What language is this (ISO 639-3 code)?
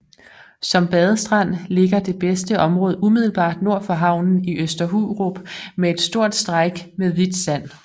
dan